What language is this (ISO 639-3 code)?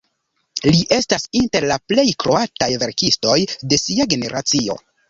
epo